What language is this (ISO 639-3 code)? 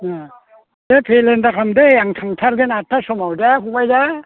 brx